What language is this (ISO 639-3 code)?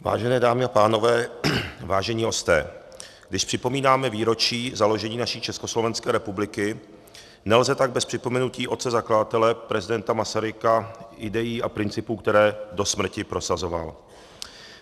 ces